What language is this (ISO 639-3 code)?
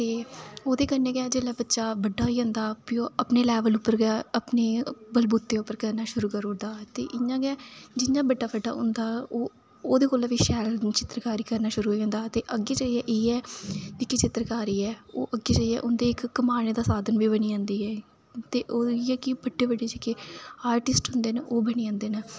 doi